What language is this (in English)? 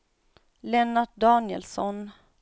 Swedish